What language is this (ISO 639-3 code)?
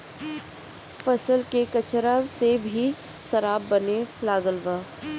bho